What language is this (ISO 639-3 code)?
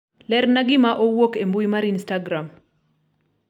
luo